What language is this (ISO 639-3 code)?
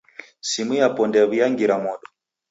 dav